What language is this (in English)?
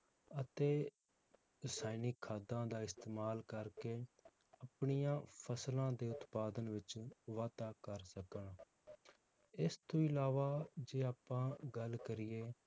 Punjabi